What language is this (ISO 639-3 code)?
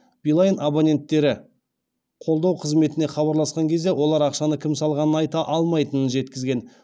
kaz